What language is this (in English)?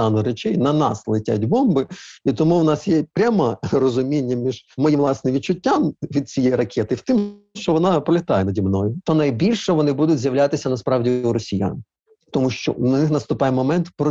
Ukrainian